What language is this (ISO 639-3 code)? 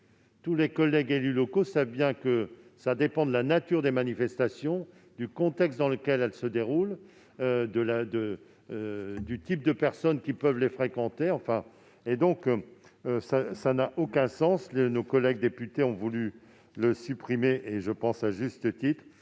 fra